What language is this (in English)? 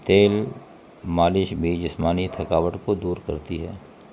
Urdu